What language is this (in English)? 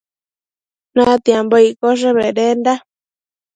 Matsés